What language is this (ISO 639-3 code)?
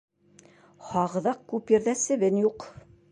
bak